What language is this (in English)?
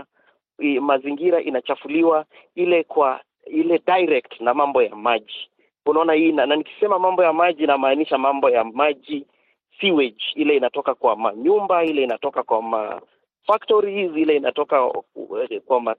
Swahili